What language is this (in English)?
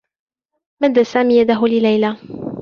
Arabic